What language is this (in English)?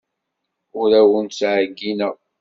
Kabyle